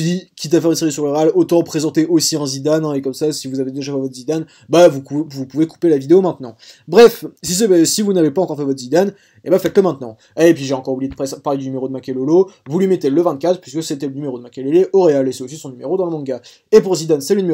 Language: French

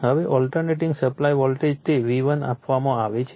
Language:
Gujarati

